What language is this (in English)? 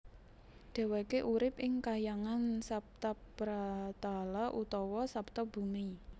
Javanese